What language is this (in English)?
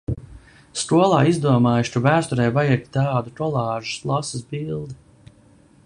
Latvian